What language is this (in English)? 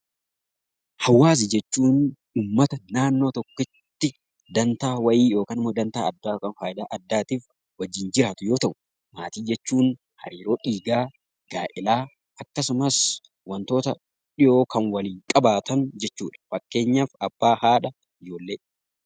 Oromo